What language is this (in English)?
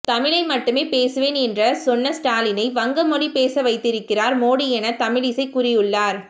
Tamil